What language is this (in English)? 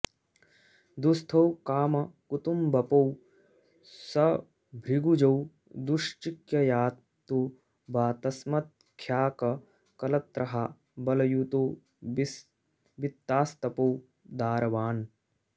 Sanskrit